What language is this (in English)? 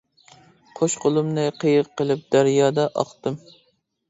Uyghur